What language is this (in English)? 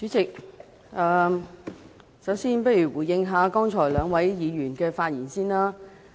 Cantonese